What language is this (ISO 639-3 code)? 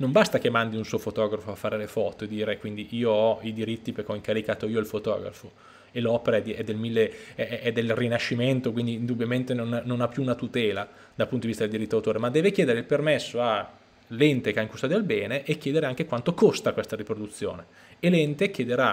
ita